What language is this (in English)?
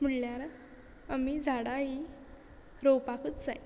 Konkani